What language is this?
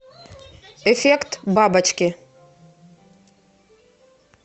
Russian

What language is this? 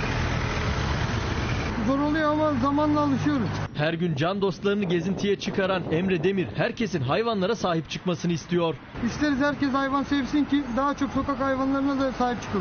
Turkish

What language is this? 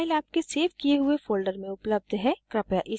Hindi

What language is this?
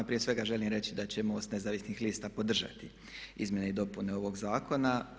Croatian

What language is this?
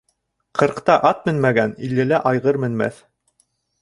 Bashkir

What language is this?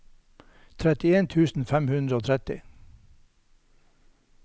Norwegian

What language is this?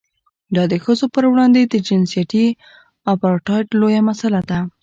Pashto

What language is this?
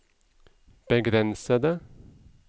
Norwegian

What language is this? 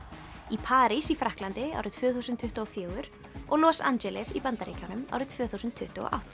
Icelandic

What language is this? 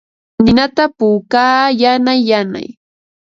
Ambo-Pasco Quechua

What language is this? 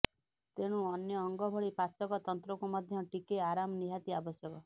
Odia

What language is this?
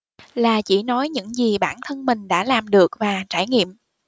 Vietnamese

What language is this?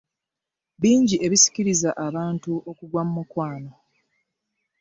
Ganda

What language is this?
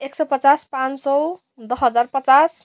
Nepali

